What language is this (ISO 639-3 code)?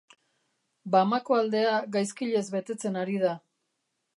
eus